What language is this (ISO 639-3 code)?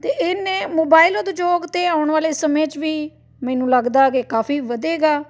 pan